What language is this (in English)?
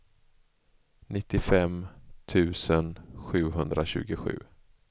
Swedish